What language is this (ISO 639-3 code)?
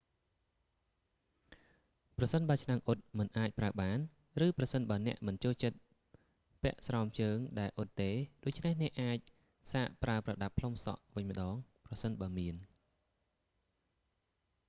khm